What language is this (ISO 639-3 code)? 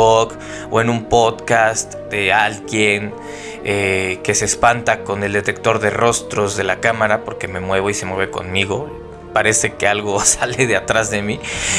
spa